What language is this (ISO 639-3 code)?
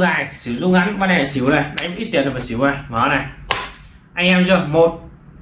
vie